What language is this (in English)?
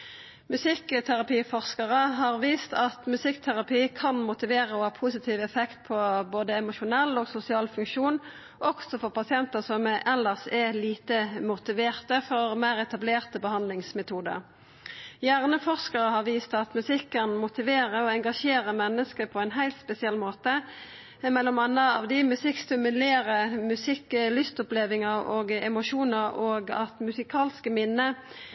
Norwegian Nynorsk